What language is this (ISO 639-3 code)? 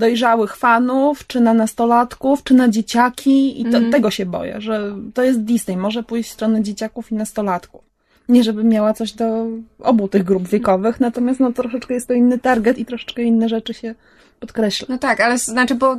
pol